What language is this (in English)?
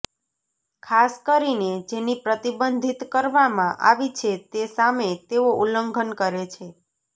Gujarati